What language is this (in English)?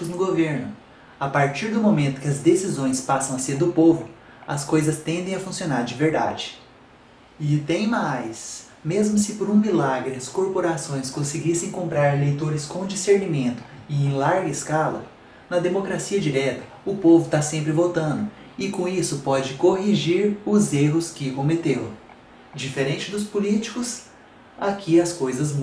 Portuguese